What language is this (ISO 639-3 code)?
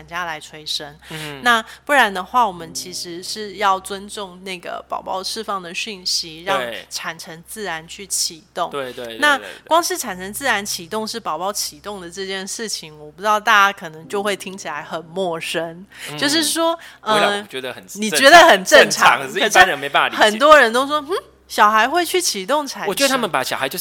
zho